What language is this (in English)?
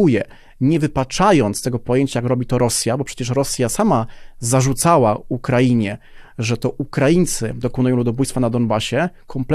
Polish